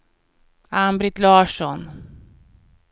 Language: Swedish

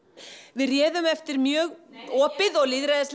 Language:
Icelandic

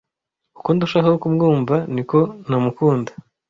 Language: Kinyarwanda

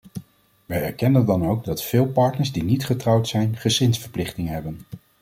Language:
Dutch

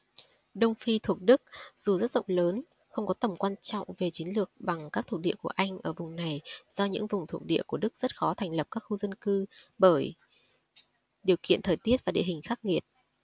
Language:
Vietnamese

